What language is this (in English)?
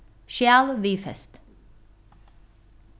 Faroese